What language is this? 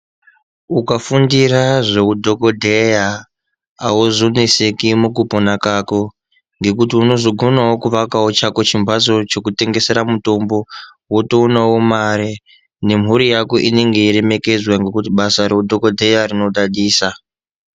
Ndau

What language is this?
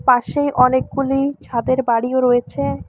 Bangla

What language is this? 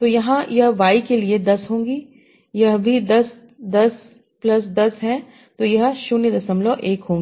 Hindi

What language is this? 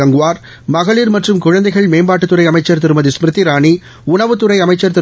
Tamil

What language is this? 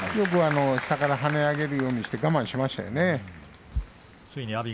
Japanese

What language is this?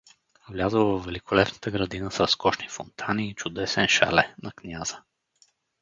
Bulgarian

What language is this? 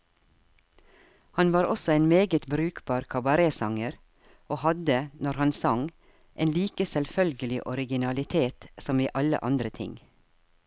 Norwegian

